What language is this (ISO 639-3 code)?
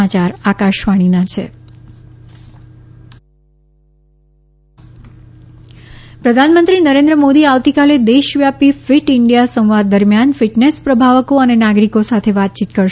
guj